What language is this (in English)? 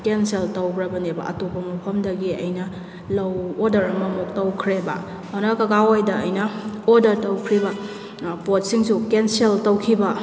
Manipuri